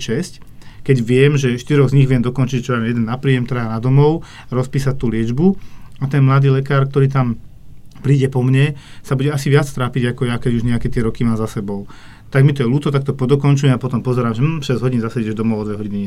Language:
Slovak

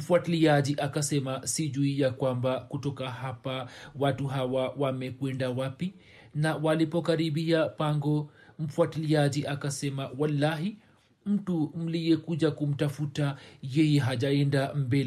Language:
Swahili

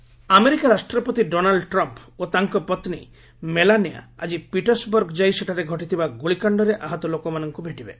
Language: Odia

